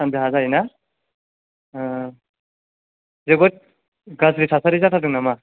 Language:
Bodo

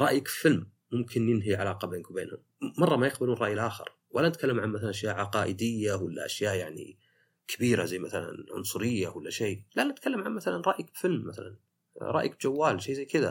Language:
Arabic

